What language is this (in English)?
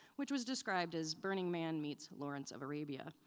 English